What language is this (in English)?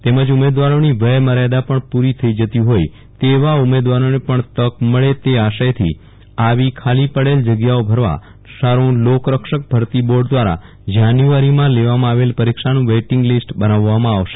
Gujarati